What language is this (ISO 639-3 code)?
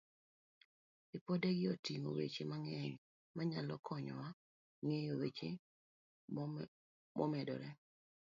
luo